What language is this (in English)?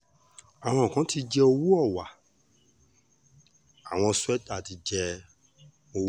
Yoruba